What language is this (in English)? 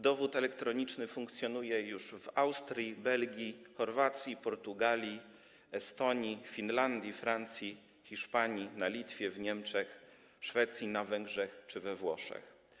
Polish